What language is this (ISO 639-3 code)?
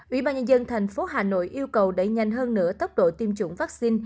vie